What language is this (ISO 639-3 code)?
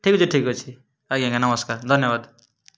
ori